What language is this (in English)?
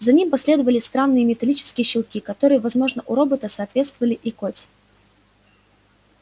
Russian